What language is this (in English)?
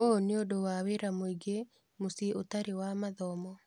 Kikuyu